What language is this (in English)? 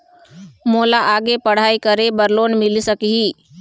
Chhattisgarhi